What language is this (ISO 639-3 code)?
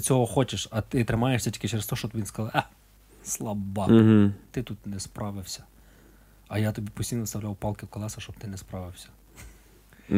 ukr